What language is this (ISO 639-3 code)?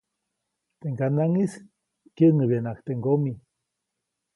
zoc